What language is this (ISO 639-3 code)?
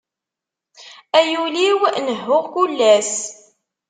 kab